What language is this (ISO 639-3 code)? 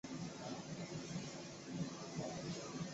zho